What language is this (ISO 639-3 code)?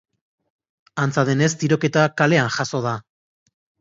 eus